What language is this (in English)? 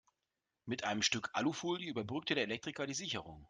German